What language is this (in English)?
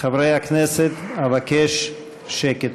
Hebrew